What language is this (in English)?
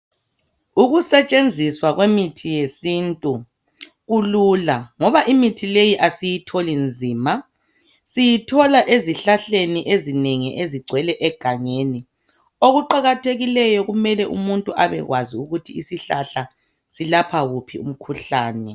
North Ndebele